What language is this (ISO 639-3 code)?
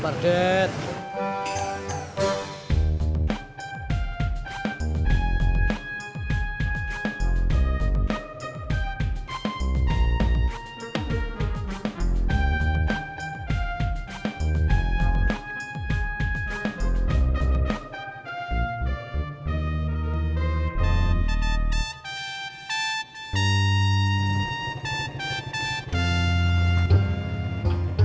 ind